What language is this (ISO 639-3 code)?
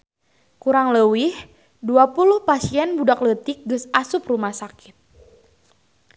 sun